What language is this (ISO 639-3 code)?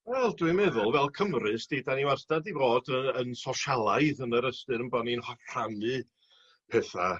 cym